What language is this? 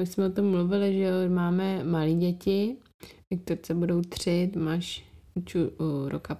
Czech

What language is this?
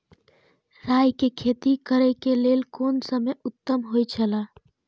Maithili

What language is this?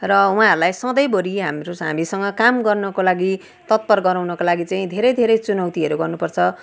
Nepali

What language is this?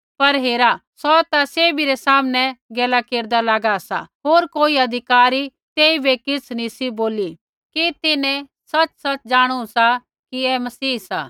Kullu Pahari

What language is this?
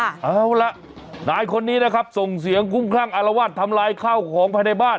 Thai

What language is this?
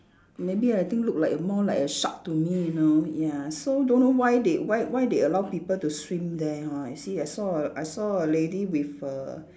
English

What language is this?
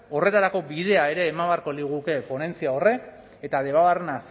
Basque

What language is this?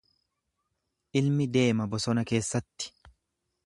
Oromo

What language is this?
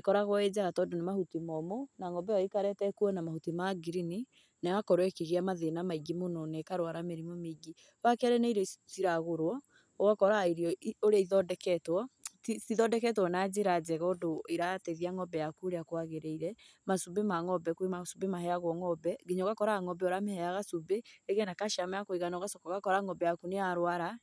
Kikuyu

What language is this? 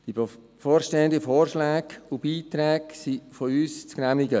Swiss German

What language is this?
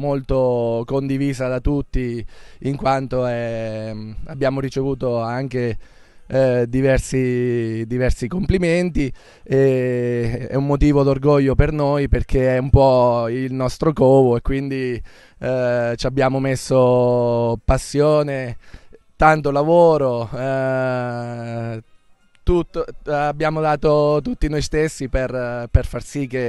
Italian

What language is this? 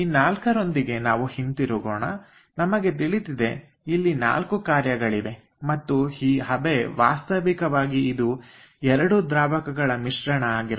Kannada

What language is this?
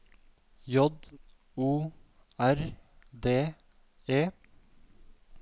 Norwegian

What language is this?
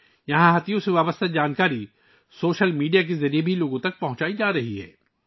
Urdu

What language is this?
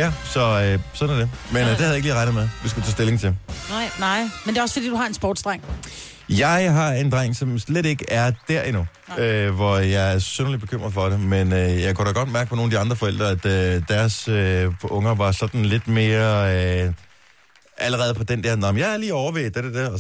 Danish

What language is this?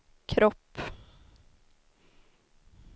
Swedish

